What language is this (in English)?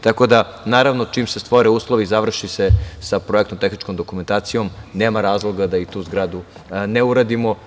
Serbian